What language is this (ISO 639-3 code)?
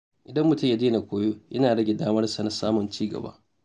hau